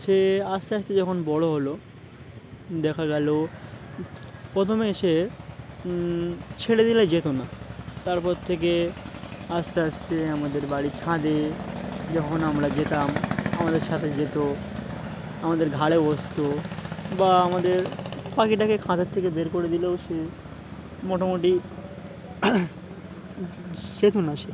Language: Bangla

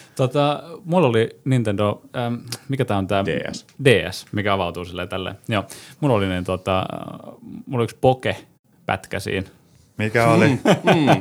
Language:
Finnish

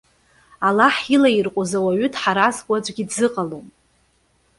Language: Abkhazian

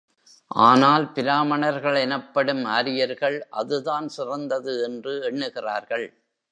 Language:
Tamil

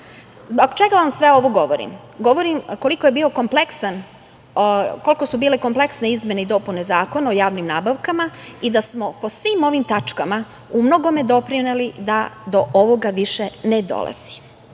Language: Serbian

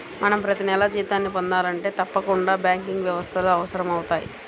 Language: Telugu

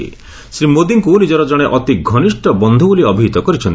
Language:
Odia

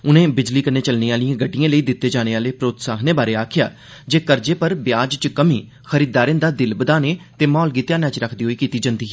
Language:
Dogri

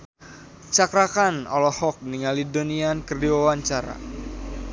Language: Sundanese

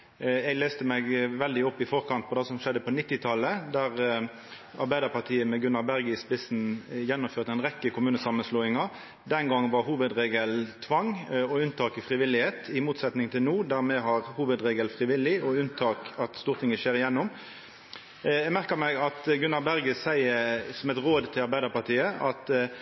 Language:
Norwegian Nynorsk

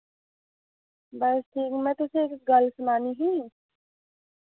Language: Dogri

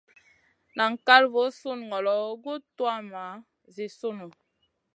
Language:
Masana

